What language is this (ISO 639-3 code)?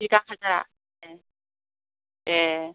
brx